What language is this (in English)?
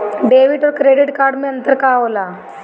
Bhojpuri